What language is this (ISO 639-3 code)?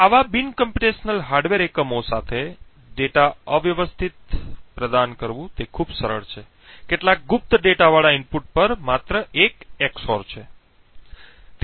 guj